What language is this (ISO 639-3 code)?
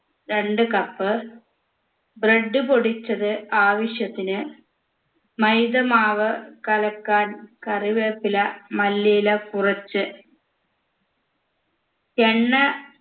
mal